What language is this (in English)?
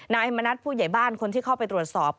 Thai